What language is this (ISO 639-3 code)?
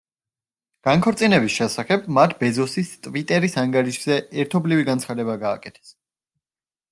kat